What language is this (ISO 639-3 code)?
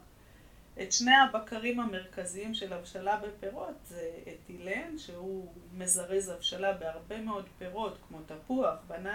heb